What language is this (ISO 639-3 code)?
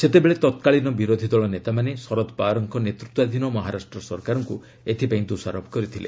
ori